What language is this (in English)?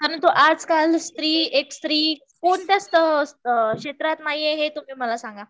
Marathi